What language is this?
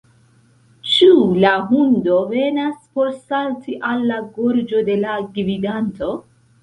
Esperanto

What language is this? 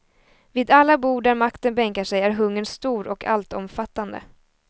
Swedish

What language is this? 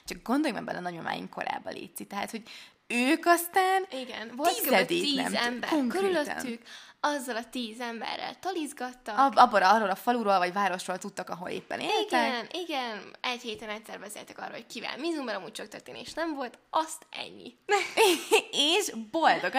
Hungarian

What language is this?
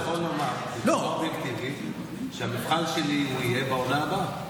Hebrew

